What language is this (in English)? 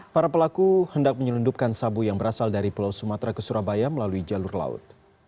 Indonesian